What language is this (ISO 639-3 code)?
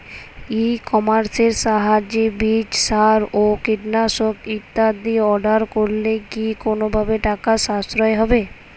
ben